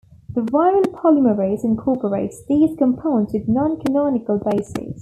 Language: English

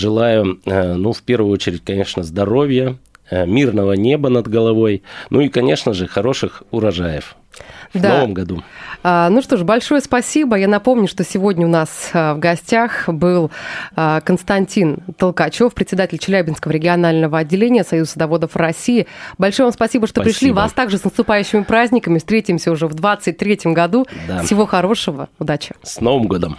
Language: Russian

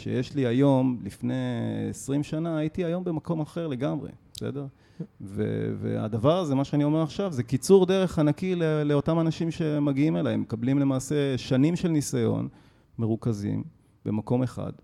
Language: Hebrew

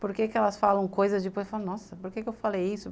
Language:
Portuguese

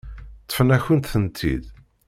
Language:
Kabyle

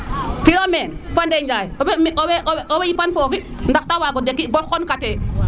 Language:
Serer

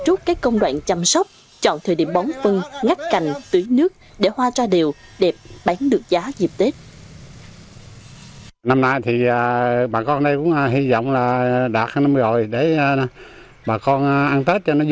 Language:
Vietnamese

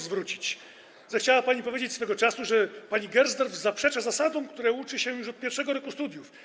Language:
Polish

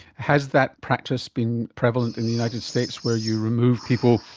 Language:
English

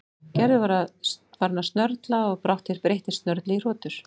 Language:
Icelandic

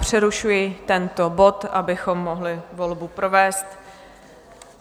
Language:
Czech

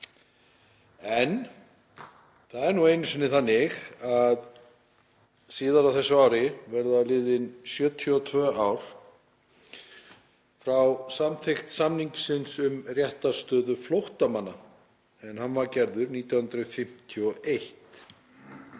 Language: Icelandic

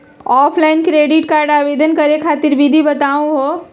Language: Magahi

